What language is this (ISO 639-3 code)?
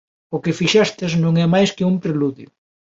glg